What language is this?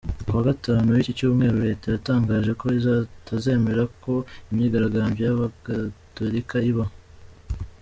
Kinyarwanda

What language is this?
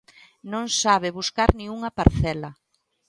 Galician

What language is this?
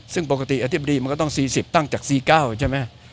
Thai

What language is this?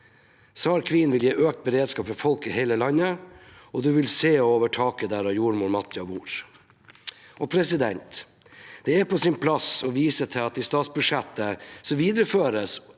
Norwegian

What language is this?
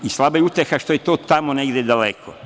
Serbian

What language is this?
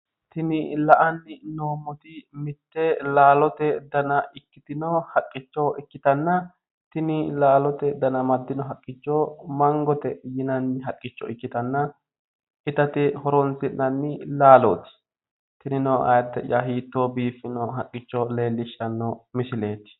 Sidamo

